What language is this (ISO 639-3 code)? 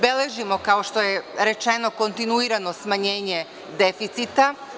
srp